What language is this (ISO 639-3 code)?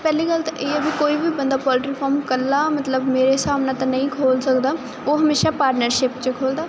pan